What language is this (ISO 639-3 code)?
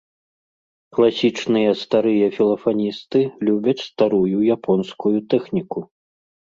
bel